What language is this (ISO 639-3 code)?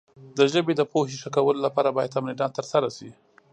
pus